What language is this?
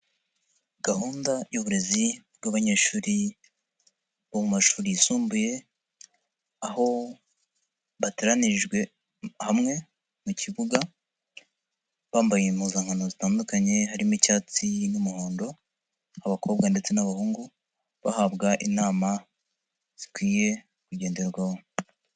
Kinyarwanda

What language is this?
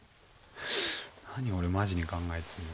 Japanese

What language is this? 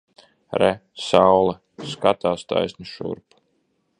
Latvian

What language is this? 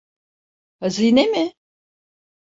Turkish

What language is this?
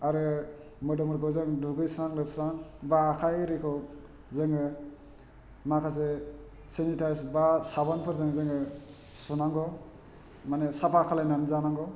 Bodo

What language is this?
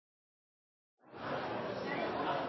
Norwegian Bokmål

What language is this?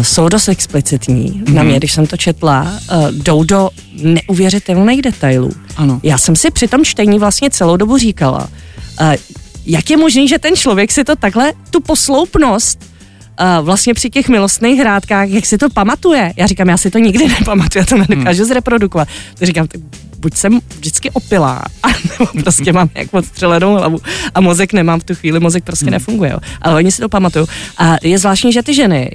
Czech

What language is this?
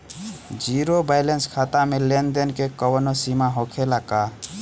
Bhojpuri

